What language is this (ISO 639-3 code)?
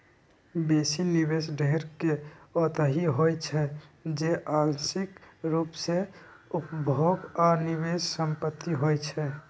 mag